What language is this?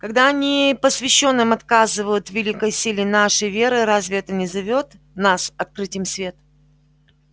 Russian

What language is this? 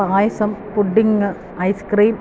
Malayalam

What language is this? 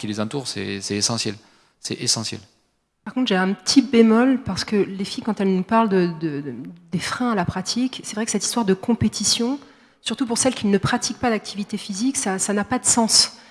French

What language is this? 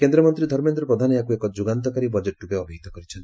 Odia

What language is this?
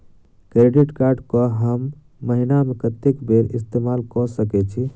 Maithili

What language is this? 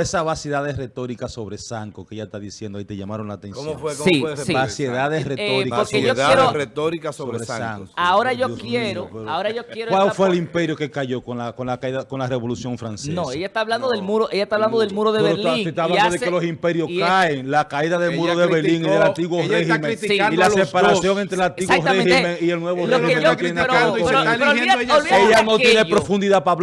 Spanish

